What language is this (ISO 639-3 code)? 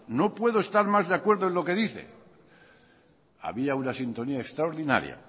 spa